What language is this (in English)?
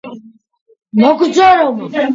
Georgian